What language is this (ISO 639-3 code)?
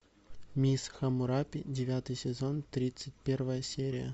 rus